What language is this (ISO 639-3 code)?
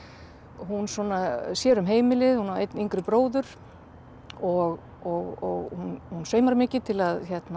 isl